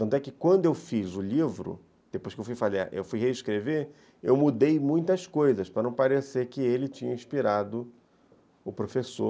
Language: Portuguese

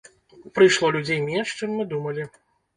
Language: Belarusian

